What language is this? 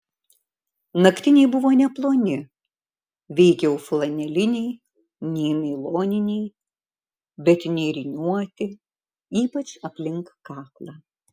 Lithuanian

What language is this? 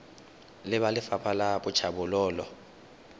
Tswana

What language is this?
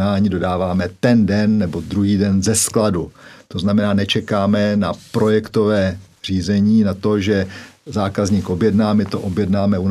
Czech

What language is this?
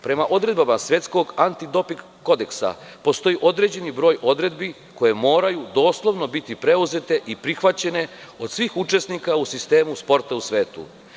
Serbian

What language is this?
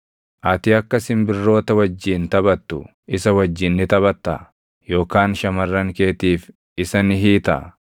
Oromo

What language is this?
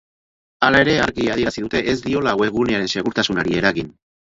Basque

